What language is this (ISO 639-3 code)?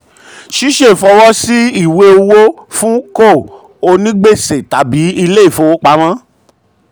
yor